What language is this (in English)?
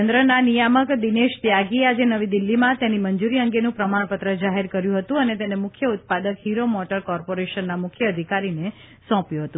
Gujarati